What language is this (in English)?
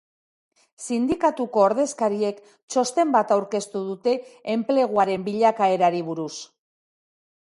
Basque